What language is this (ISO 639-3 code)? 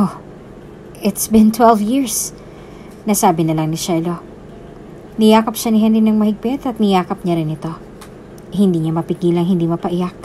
fil